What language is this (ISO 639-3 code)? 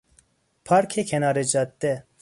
fas